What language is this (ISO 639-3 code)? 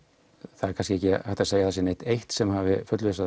isl